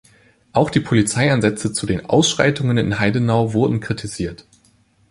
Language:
German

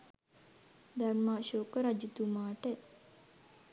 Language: Sinhala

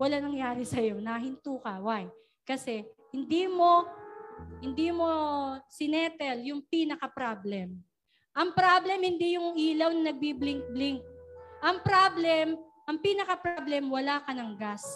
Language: Filipino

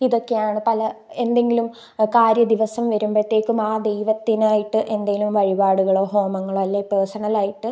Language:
Malayalam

